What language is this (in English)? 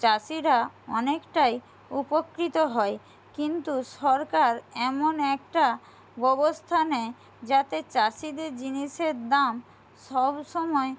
Bangla